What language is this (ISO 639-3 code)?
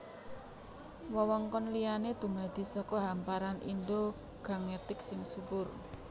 jav